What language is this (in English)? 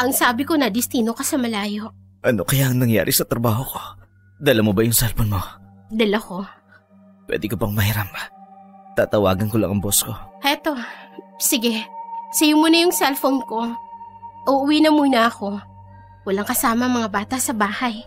Filipino